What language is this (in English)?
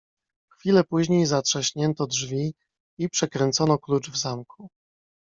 Polish